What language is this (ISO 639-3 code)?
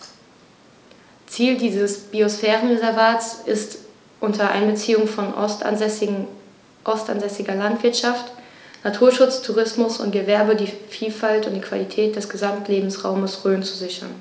deu